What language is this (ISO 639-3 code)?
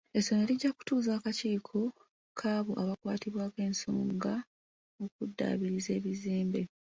lug